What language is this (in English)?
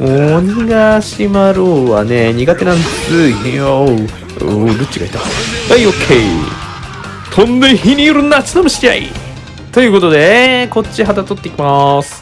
Japanese